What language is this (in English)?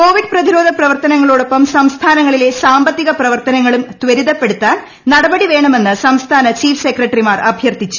Malayalam